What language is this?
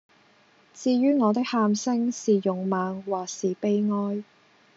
Cantonese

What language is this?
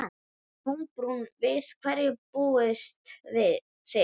Icelandic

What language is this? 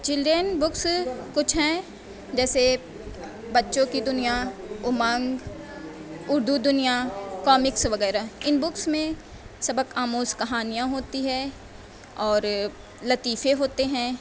Urdu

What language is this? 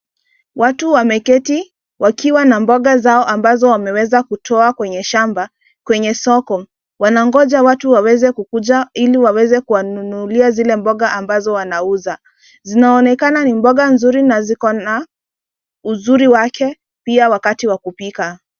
Swahili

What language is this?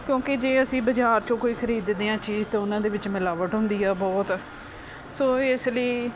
Punjabi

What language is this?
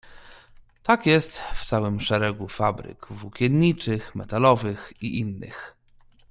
Polish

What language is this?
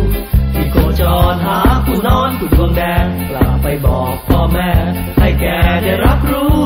Thai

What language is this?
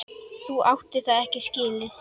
Icelandic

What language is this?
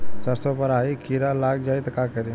Bhojpuri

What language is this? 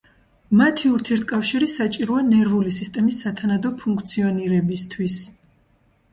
Georgian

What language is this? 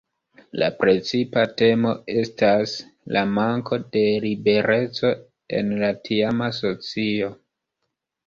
Esperanto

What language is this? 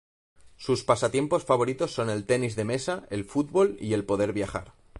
Spanish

